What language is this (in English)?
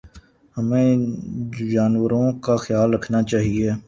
Urdu